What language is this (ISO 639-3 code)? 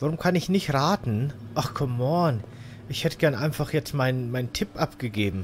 deu